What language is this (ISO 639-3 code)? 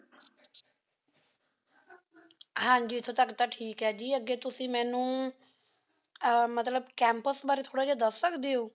pan